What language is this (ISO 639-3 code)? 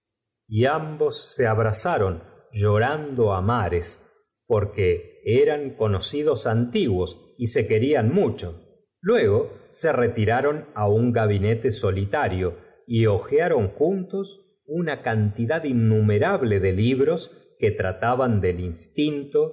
spa